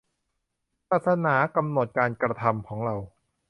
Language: Thai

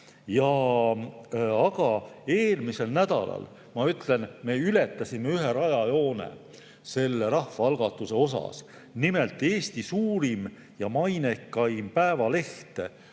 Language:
Estonian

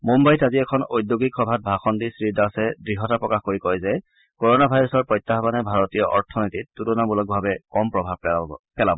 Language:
Assamese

